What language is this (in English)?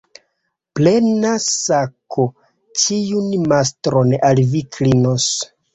Esperanto